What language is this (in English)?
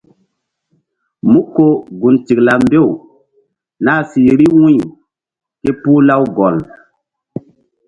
Mbum